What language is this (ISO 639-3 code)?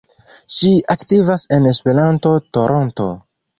epo